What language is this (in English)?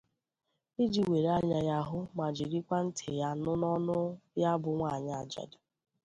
Igbo